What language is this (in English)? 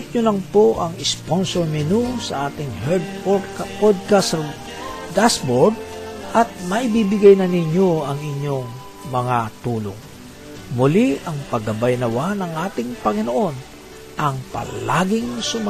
Filipino